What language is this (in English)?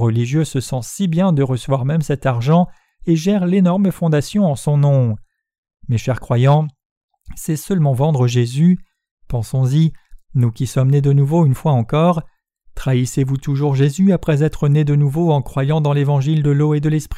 French